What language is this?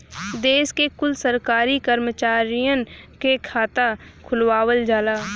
Bhojpuri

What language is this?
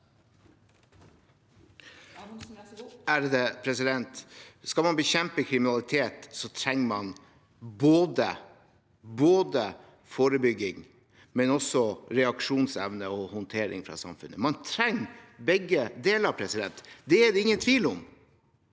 Norwegian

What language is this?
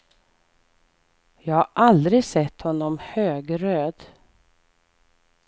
Swedish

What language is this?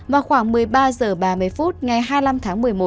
Vietnamese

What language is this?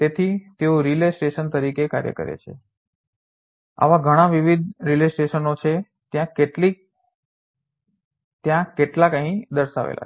Gujarati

